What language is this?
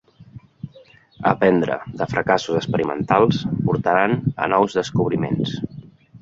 Catalan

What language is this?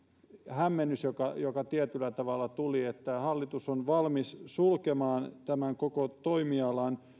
Finnish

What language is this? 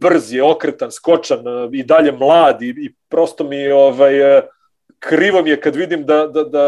Croatian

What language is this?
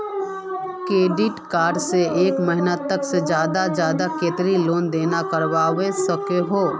Magahi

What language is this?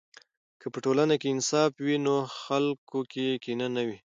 Pashto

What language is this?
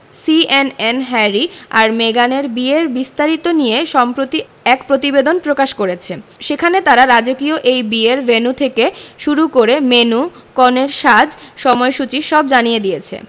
Bangla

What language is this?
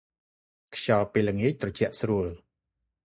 Khmer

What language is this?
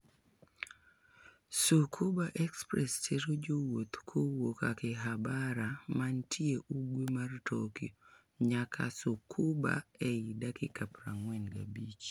Luo (Kenya and Tanzania)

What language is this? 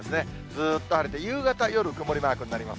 Japanese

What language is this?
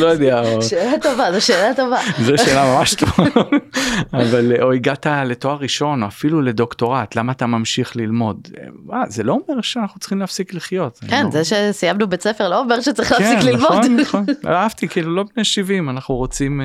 Hebrew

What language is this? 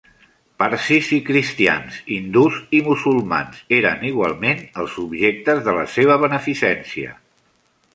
Catalan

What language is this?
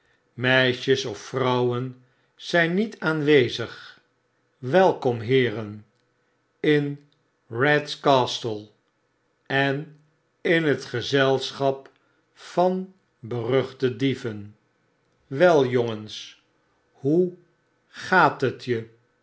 Dutch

